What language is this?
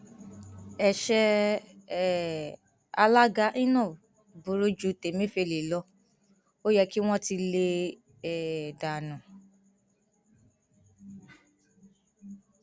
Yoruba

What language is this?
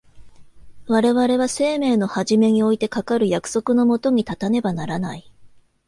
Japanese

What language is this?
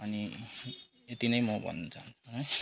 Nepali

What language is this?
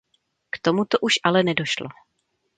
Czech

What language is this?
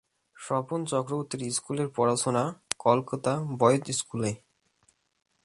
Bangla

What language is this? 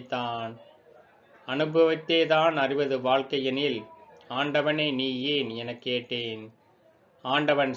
Indonesian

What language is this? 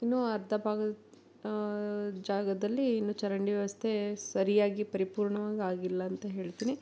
Kannada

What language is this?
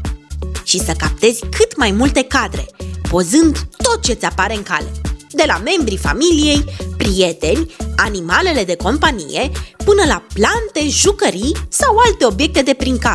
Romanian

